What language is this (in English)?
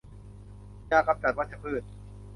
Thai